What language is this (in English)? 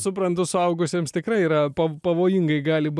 Lithuanian